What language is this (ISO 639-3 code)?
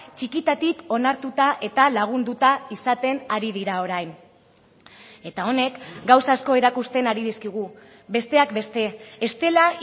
eus